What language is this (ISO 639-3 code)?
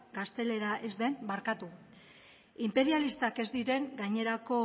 eus